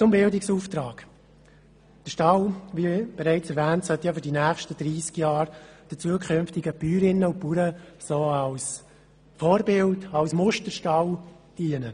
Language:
Swiss German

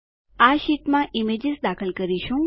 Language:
Gujarati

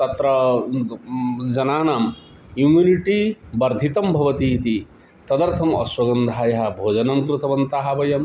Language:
Sanskrit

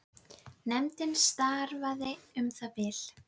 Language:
Icelandic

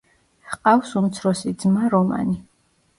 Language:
Georgian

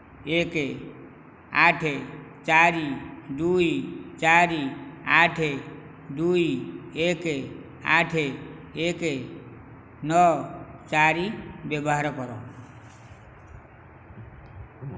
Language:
Odia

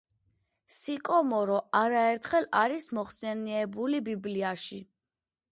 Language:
Georgian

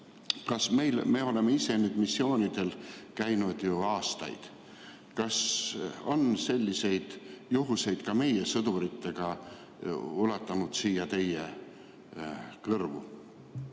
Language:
Estonian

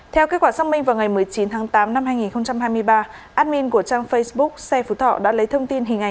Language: Vietnamese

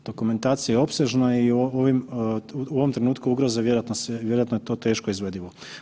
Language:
Croatian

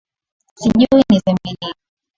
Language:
Swahili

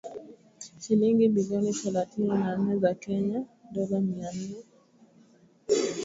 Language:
Swahili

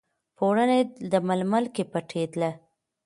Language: Pashto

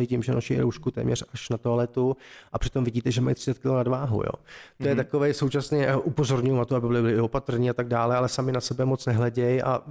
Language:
Czech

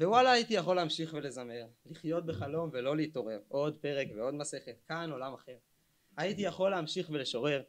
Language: Hebrew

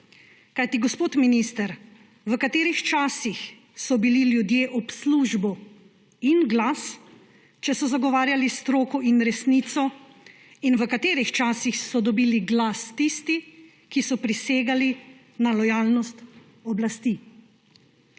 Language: Slovenian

